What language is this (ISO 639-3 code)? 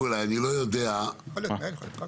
heb